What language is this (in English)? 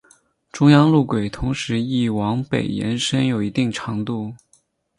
Chinese